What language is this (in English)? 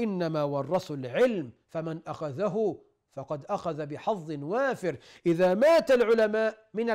Arabic